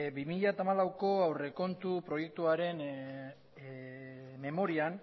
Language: Basque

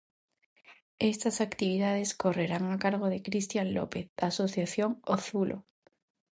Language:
Galician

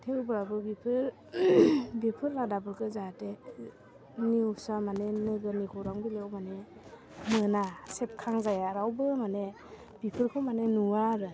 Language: Bodo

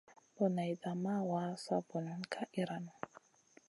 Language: Masana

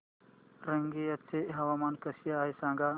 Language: Marathi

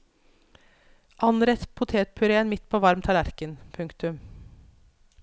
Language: Norwegian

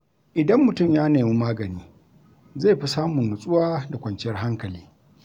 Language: Hausa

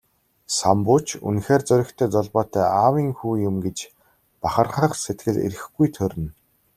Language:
Mongolian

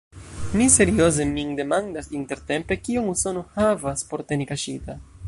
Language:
Esperanto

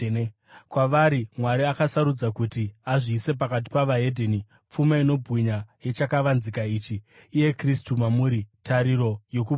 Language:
Shona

